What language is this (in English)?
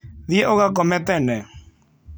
Kikuyu